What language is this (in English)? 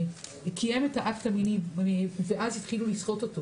Hebrew